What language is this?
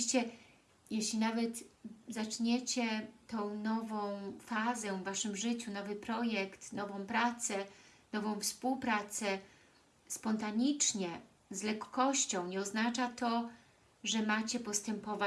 Polish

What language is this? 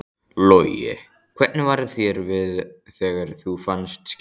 Icelandic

